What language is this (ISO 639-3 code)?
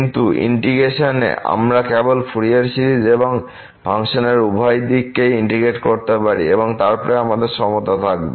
ben